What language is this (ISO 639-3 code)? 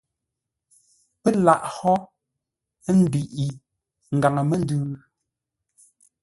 nla